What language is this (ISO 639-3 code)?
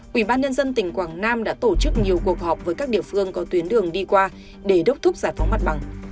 vie